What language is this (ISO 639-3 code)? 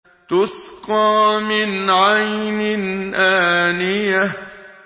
ara